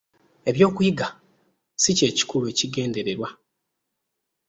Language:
Ganda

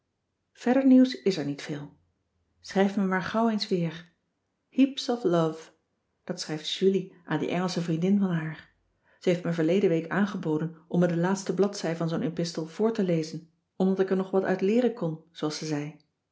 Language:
Dutch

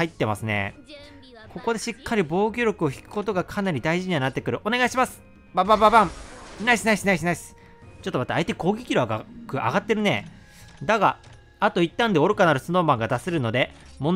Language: Japanese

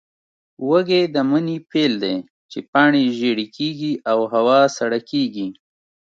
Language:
Pashto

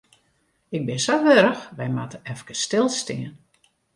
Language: Western Frisian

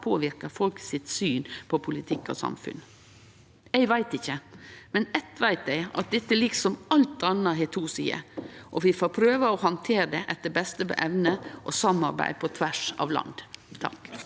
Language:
Norwegian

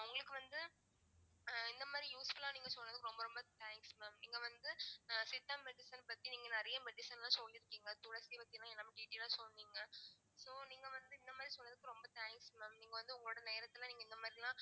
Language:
Tamil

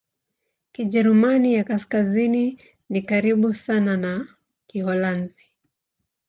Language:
Swahili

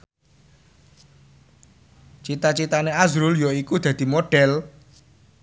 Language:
Javanese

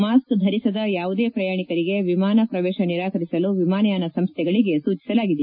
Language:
Kannada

